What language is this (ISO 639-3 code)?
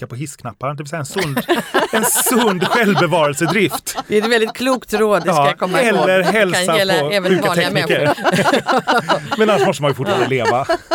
swe